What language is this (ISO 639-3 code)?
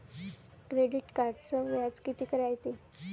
mar